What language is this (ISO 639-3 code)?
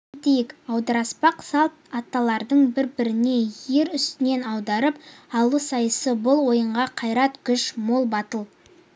kaz